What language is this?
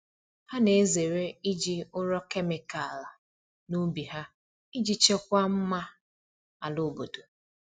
Igbo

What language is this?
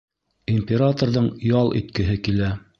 Bashkir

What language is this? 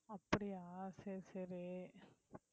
Tamil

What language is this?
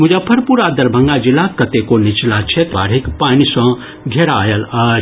Maithili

